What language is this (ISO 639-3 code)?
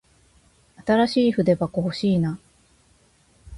jpn